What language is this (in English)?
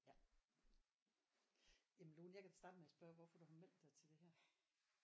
Danish